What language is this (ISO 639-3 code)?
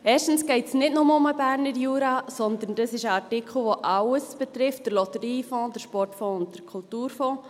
gsw